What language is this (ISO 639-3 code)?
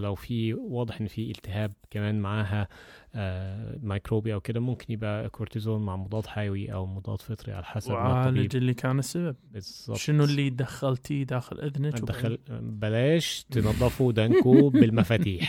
ara